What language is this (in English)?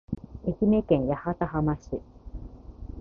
Japanese